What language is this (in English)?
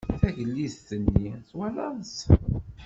Kabyle